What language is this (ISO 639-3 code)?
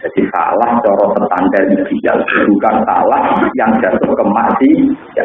ind